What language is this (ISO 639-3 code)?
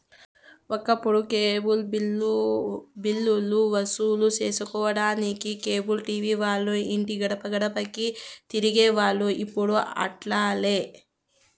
tel